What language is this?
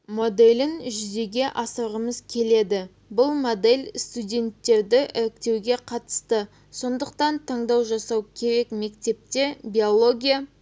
Kazakh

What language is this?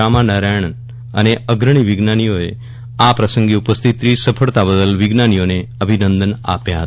Gujarati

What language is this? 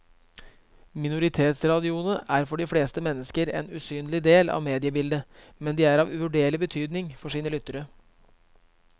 Norwegian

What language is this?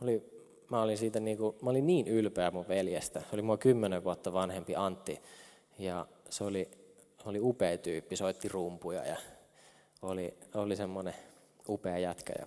Finnish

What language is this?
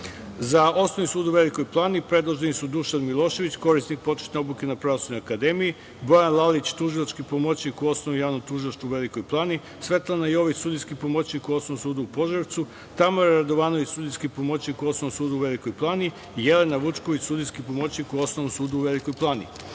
Serbian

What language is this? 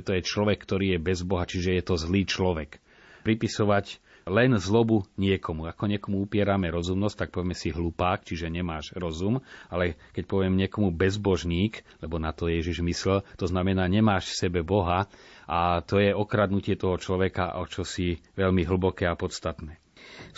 Slovak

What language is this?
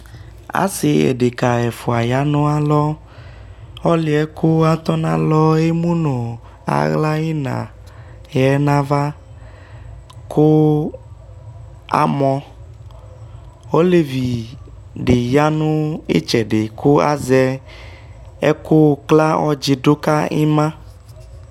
Ikposo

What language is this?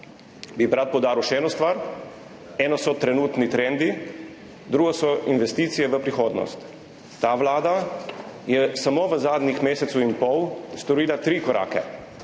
Slovenian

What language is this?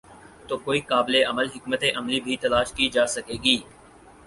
Urdu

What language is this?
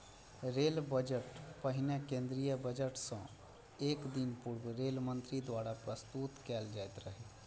Maithili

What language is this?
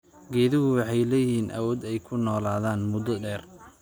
Somali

